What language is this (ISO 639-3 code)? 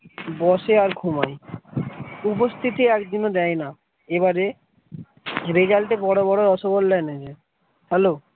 ben